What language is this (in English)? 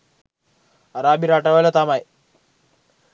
Sinhala